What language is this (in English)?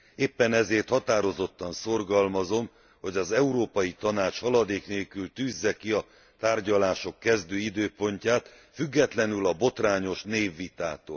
Hungarian